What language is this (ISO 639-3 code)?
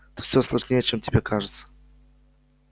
rus